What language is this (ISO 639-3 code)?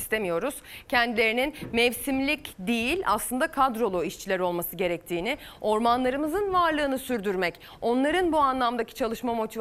tur